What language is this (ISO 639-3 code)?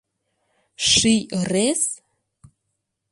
chm